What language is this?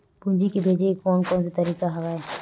Chhattisgarhi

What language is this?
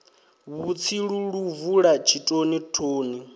Venda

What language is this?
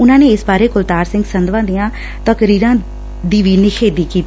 Punjabi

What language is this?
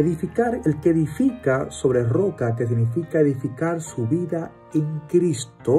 Spanish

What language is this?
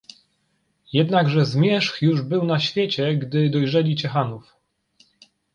Polish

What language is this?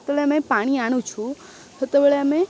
Odia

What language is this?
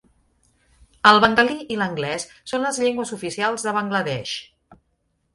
Catalan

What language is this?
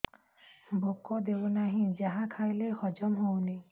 Odia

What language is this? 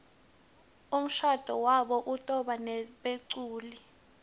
Swati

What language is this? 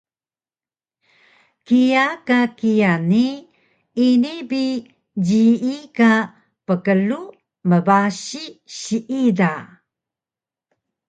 Taroko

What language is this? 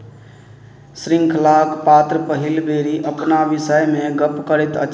Maithili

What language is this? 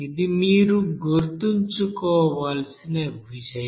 Telugu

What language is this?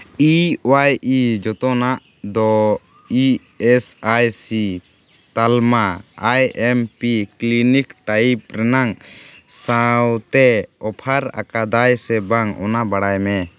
Santali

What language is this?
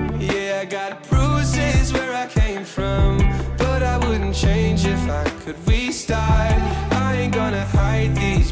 Filipino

